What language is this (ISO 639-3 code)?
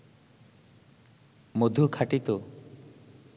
ben